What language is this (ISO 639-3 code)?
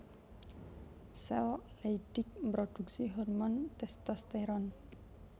jav